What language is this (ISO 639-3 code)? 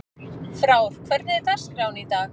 isl